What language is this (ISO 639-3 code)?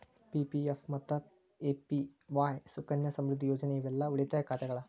kan